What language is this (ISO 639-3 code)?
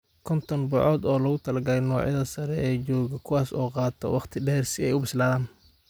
som